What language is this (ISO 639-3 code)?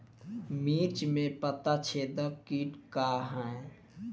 bho